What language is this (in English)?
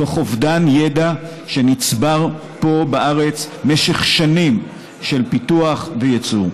Hebrew